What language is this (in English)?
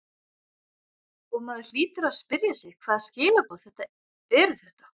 Icelandic